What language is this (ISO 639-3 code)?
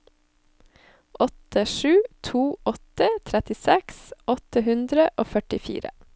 nor